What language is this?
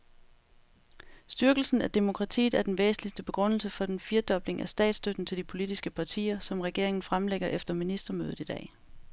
Danish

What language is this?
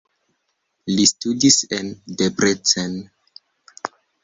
Esperanto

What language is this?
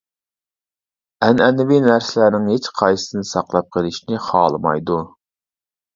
Uyghur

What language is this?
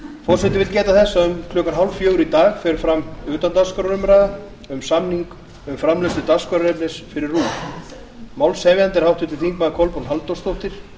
Icelandic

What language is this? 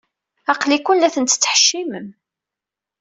Kabyle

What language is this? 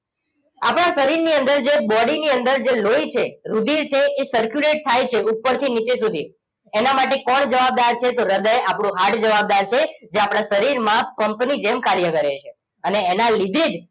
Gujarati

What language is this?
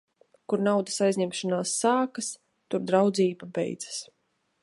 Latvian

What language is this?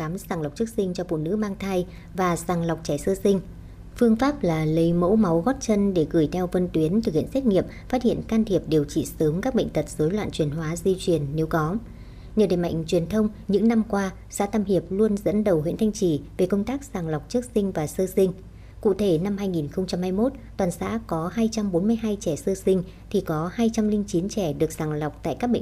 Vietnamese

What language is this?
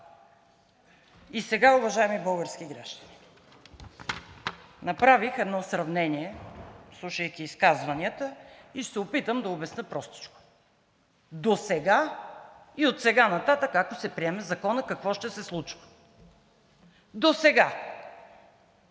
Bulgarian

